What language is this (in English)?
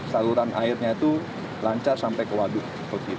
Indonesian